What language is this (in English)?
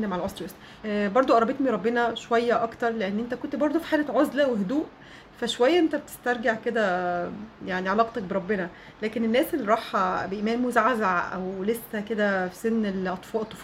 Arabic